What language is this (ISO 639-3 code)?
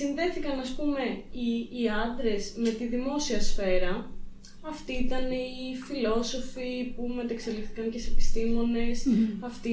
ell